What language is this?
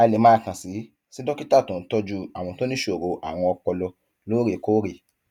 Yoruba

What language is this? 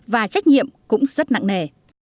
Vietnamese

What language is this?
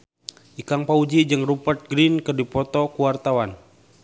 Sundanese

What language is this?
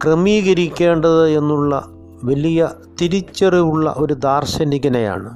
Malayalam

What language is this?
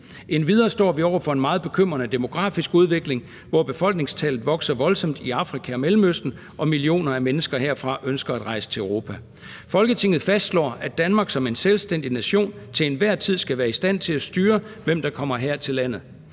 Danish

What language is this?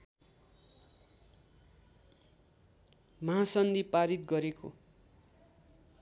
Nepali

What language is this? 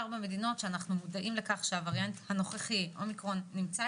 Hebrew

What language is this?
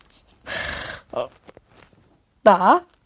Welsh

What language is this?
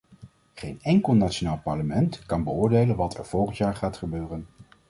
Dutch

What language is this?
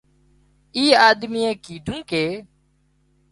Wadiyara Koli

